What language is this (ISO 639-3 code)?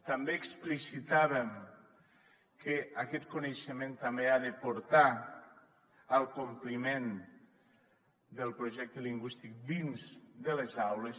cat